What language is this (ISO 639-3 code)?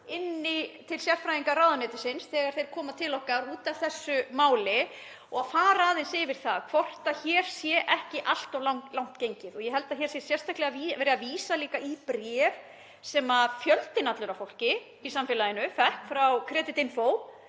isl